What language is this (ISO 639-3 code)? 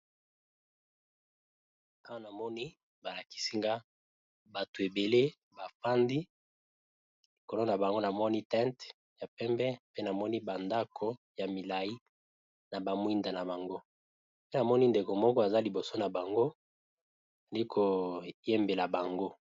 lin